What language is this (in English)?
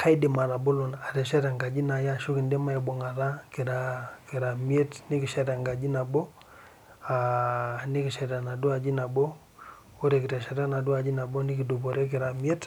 Masai